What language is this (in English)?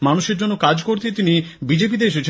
Bangla